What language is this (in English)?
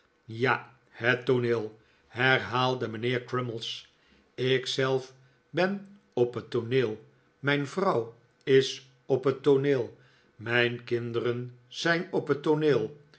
Dutch